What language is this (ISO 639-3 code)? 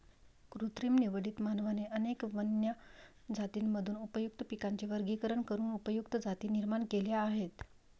mar